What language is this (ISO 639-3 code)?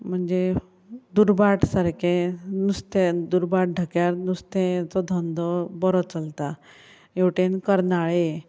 kok